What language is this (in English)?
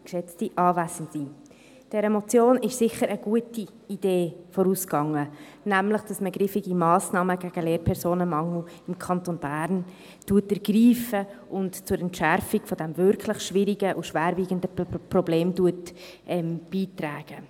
Swiss German